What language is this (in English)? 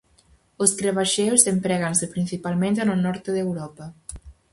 Galician